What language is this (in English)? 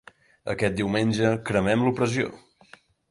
Catalan